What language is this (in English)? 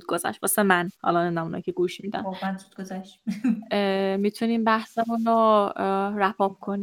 Persian